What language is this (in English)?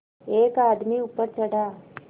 Hindi